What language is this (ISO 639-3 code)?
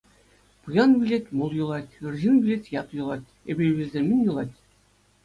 chv